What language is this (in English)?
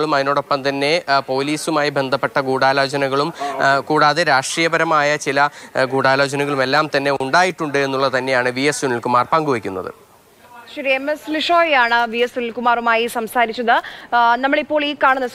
Malayalam